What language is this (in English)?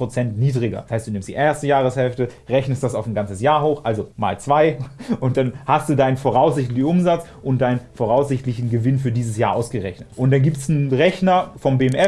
German